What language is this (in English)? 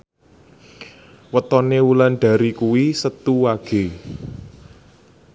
Javanese